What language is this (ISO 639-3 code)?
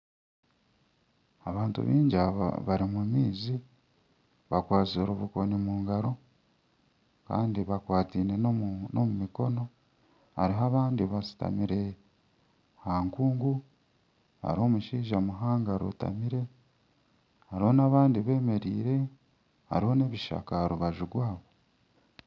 nyn